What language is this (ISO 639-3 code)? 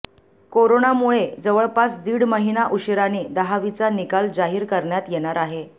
mar